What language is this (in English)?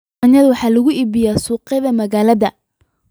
Somali